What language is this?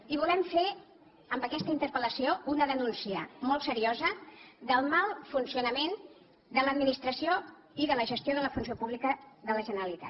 Catalan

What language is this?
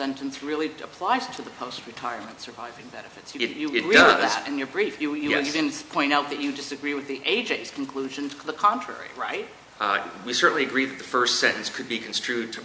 English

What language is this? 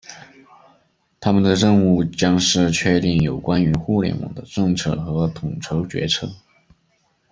Chinese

